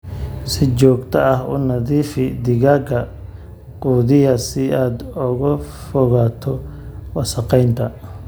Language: Somali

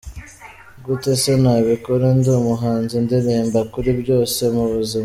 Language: Kinyarwanda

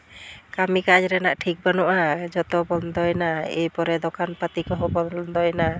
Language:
Santali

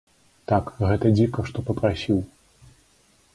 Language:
Belarusian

